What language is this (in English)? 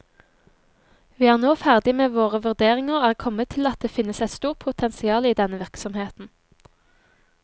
Norwegian